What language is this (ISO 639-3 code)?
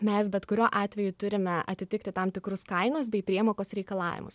lit